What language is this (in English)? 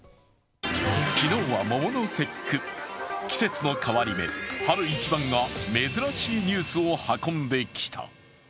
Japanese